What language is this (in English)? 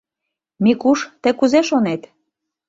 Mari